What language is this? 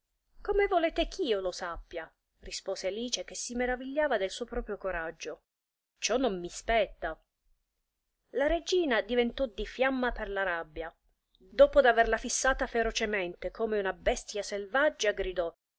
Italian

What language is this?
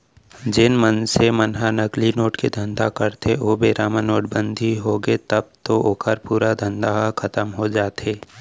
Chhattisgarhi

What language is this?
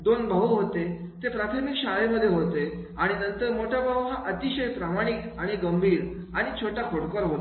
Marathi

